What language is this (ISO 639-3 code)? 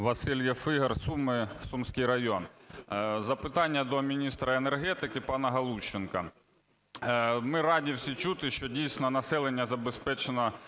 ukr